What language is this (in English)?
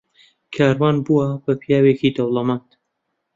Central Kurdish